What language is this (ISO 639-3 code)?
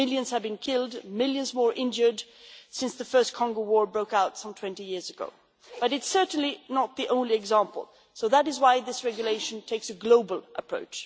eng